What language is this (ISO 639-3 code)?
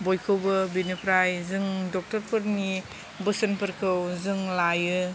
brx